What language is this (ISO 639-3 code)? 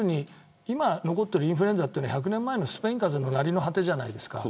jpn